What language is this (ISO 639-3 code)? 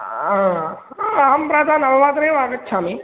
san